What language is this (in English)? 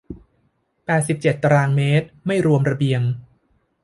Thai